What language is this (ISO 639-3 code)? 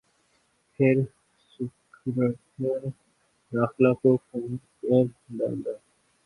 urd